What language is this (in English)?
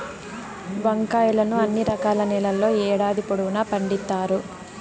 Telugu